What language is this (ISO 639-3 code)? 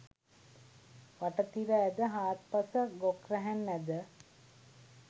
sin